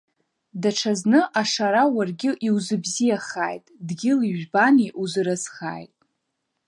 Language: Abkhazian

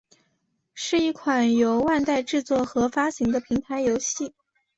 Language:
Chinese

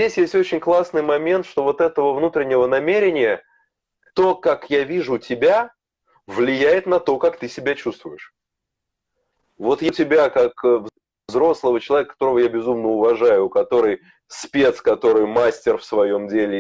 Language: Russian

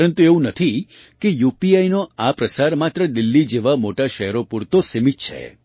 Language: Gujarati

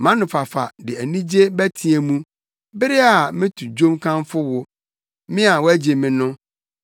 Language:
Akan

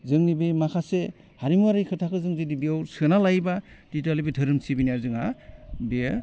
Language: Bodo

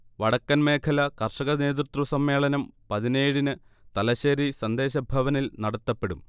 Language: Malayalam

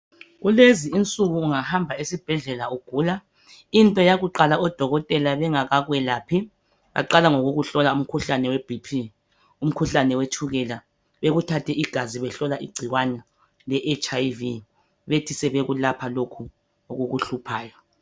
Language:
North Ndebele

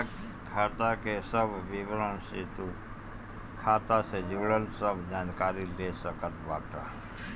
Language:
Bhojpuri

